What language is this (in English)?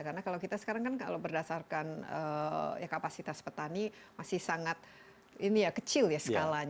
Indonesian